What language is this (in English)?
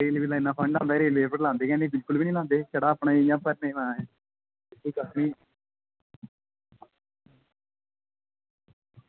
Dogri